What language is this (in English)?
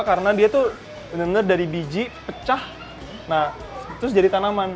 Indonesian